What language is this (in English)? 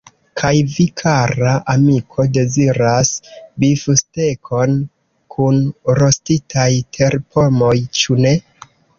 Esperanto